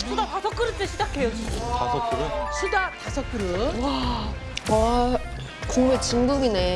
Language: Korean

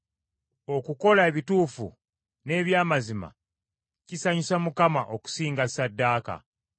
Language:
Ganda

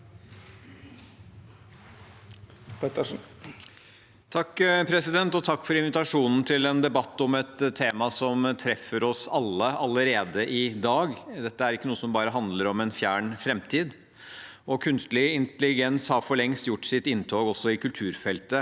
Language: Norwegian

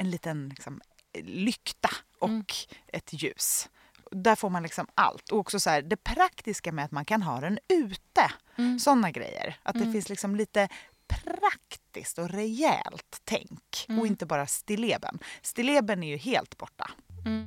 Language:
Swedish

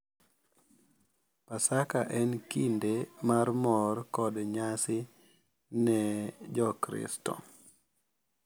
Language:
Luo (Kenya and Tanzania)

